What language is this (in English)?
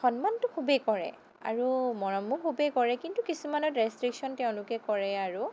Assamese